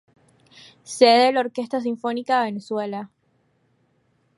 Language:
Spanish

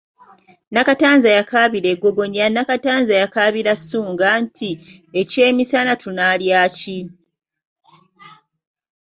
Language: Ganda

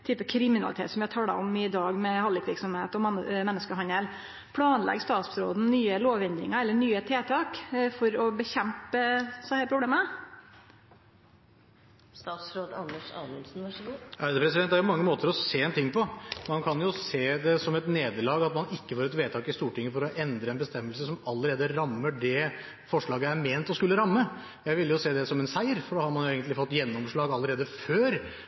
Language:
Norwegian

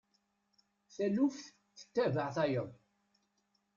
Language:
Kabyle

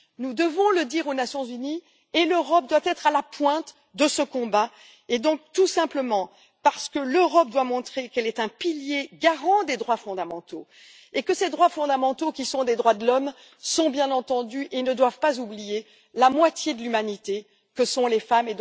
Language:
French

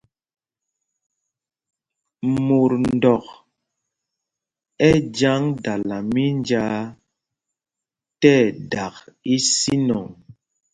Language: Mpumpong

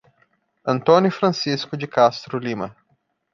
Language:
Portuguese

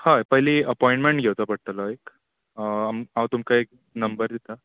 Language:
Konkani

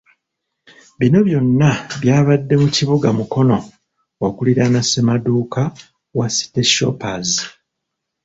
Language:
Ganda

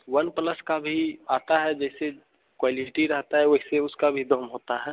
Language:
Hindi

